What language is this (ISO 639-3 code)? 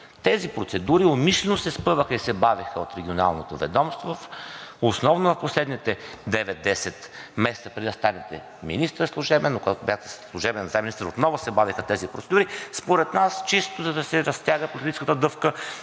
bul